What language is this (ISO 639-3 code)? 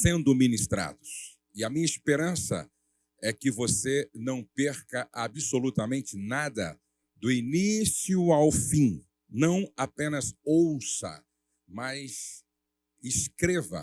por